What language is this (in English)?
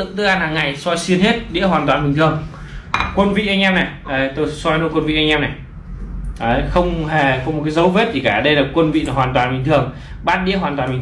Vietnamese